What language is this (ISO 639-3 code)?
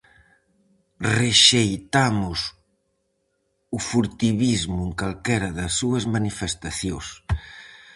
glg